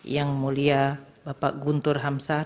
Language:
Indonesian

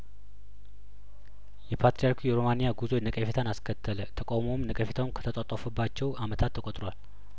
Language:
Amharic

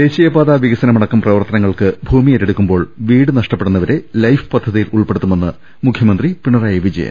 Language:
Malayalam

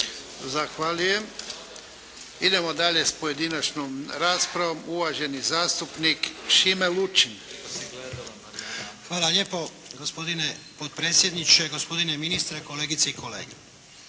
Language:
Croatian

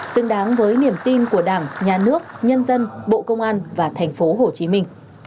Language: Vietnamese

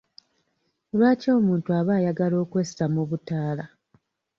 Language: Ganda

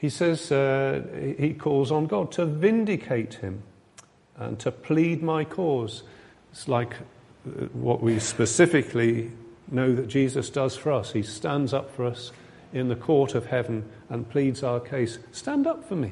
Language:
English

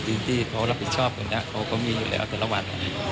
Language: Thai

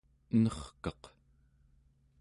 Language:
Central Yupik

